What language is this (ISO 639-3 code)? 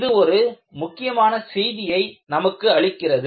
tam